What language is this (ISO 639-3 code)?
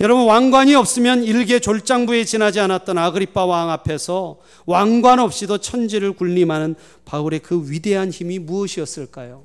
kor